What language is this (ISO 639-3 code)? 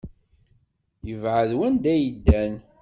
kab